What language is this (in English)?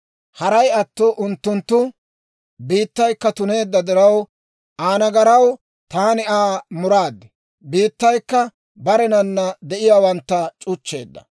Dawro